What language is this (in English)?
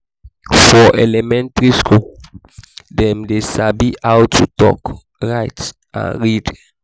Nigerian Pidgin